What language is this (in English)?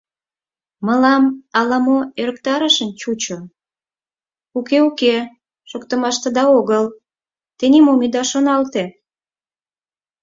Mari